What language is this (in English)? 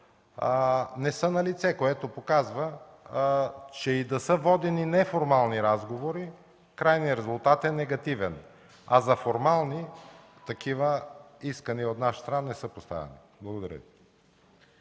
Bulgarian